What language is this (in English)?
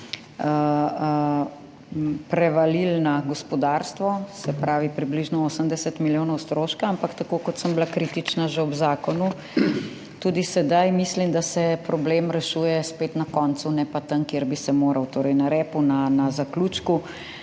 Slovenian